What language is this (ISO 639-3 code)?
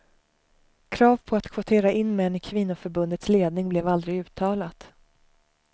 swe